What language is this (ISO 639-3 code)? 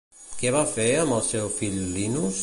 cat